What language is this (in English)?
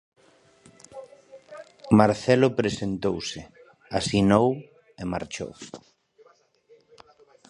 Galician